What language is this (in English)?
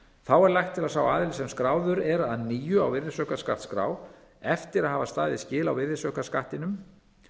Icelandic